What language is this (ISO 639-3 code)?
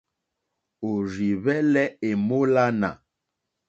bri